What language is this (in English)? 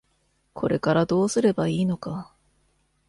Japanese